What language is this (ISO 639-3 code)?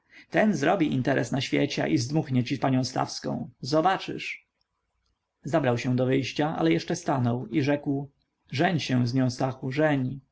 pol